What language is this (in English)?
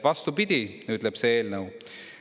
Estonian